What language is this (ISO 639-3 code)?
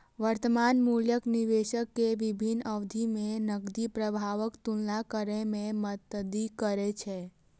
mai